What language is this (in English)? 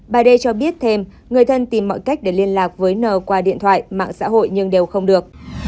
Vietnamese